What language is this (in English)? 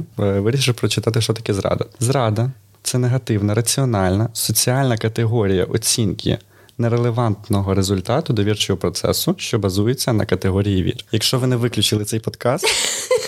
Ukrainian